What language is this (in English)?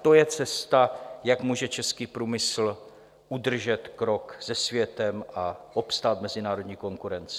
Czech